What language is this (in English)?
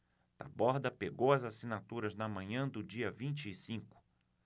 Portuguese